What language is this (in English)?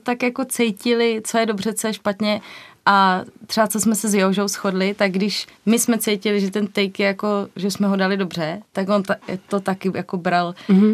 Czech